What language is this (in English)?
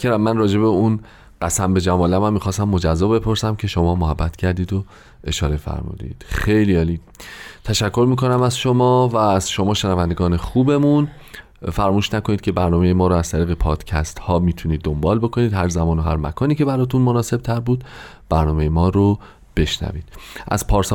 Persian